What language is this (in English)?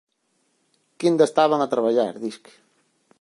Galician